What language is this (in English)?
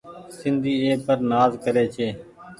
Goaria